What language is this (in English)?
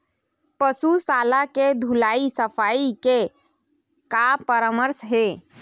Chhattisgarhi